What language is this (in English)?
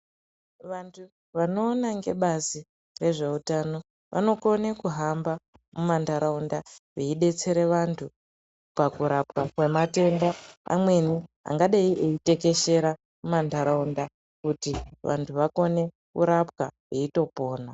Ndau